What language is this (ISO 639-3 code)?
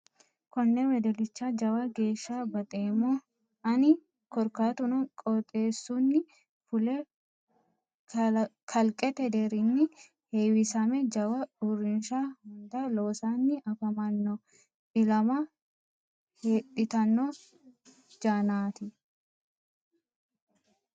sid